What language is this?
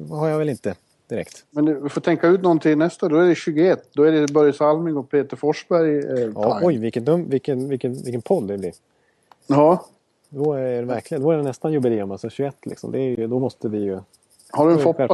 Swedish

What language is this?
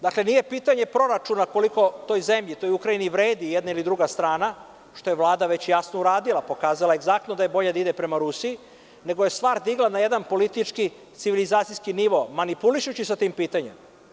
Serbian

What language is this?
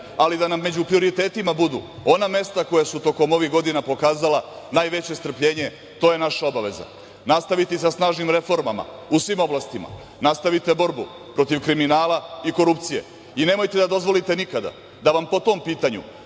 Serbian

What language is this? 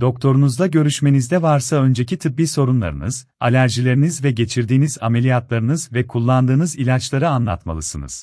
Turkish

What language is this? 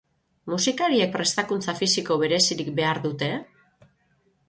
Basque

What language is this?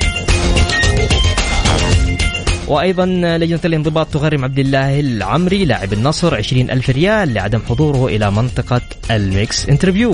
Arabic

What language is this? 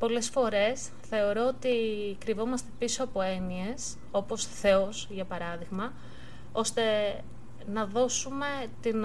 Greek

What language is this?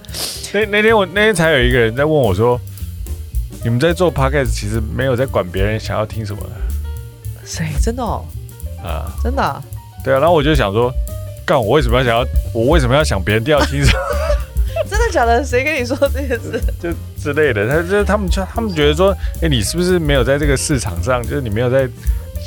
Chinese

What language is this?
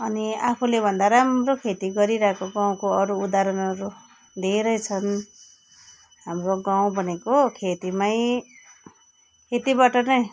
Nepali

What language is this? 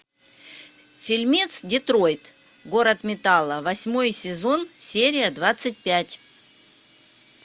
Russian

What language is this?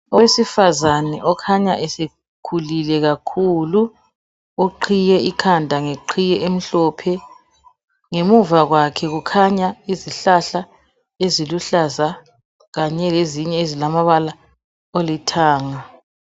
North Ndebele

